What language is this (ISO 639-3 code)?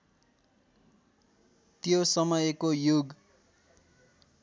nep